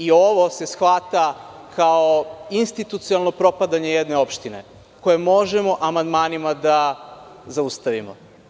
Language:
Serbian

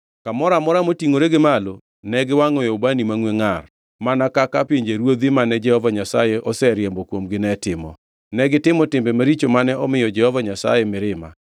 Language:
Luo (Kenya and Tanzania)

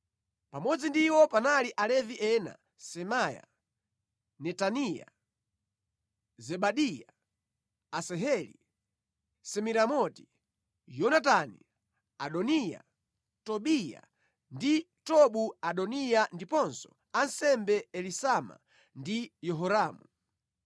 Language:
Nyanja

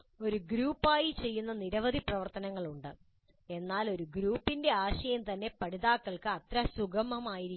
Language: Malayalam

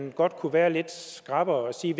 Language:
Danish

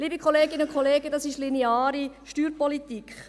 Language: Swiss German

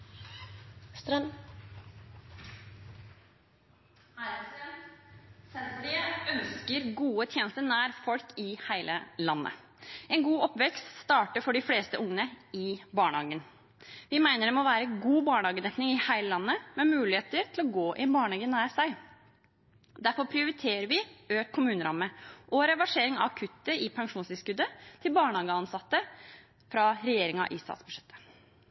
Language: Norwegian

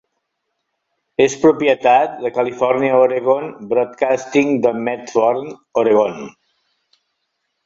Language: Catalan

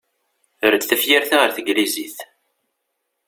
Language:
Kabyle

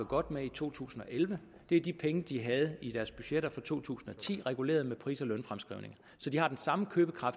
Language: Danish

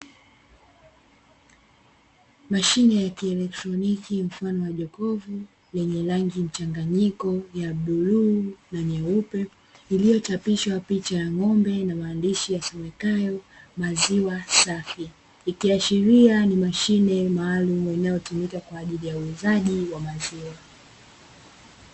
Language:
Swahili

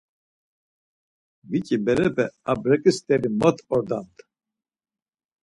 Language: Laz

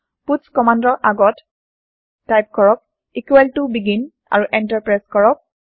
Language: Assamese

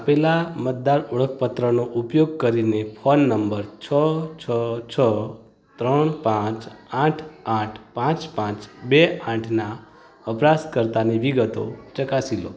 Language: Gujarati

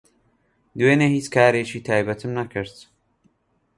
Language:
Central Kurdish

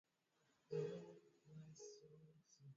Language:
Swahili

